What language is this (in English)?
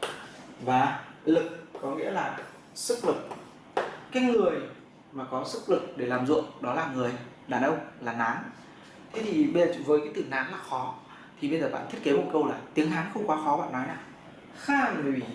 Vietnamese